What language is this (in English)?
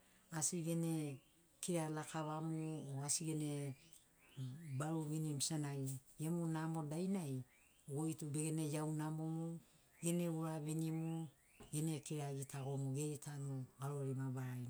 Sinaugoro